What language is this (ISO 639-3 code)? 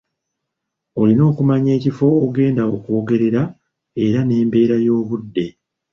lug